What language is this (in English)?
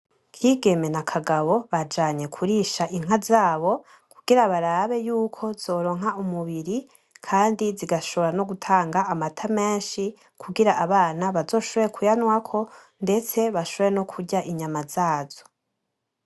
Rundi